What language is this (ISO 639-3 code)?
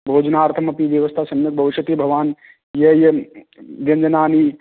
san